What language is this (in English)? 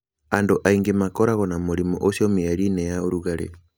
Kikuyu